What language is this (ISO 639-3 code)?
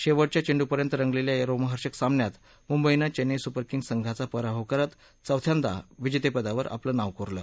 mar